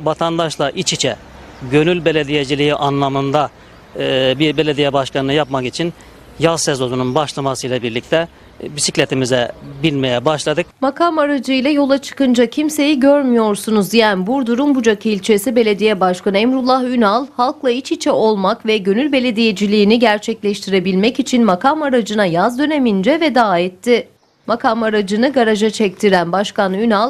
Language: Turkish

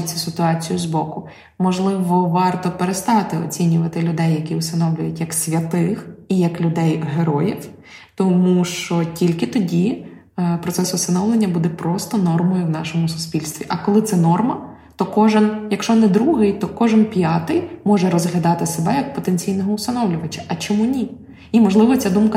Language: Ukrainian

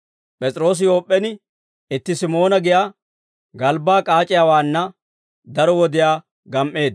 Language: Dawro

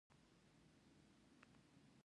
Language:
Pashto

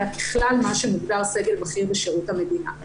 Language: Hebrew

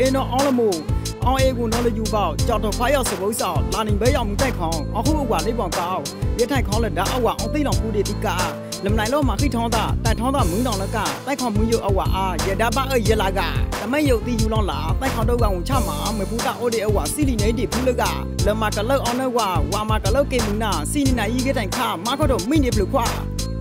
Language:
Thai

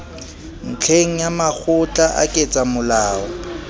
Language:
Southern Sotho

